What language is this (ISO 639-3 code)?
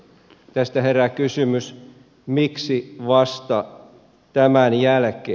fin